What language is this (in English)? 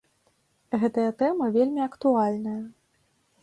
Belarusian